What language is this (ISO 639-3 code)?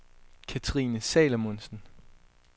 dan